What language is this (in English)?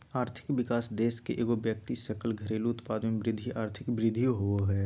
Magahi